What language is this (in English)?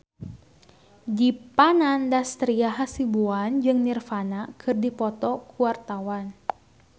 Sundanese